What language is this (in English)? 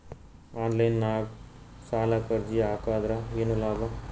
Kannada